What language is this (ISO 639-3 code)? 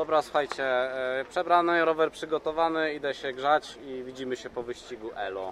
pol